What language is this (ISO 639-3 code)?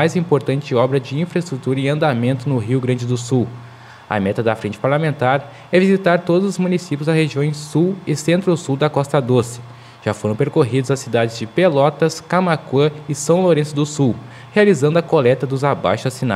por